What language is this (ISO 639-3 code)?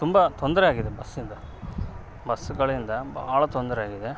kan